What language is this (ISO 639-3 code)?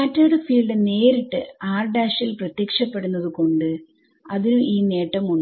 mal